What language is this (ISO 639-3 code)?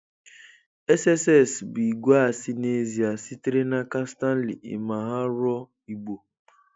ibo